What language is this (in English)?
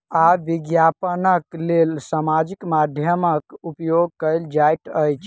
Maithili